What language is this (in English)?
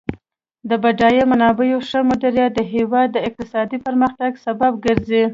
Pashto